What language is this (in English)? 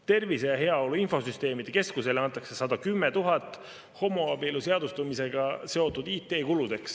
Estonian